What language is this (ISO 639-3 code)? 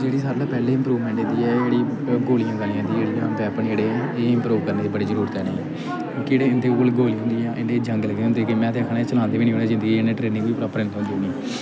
doi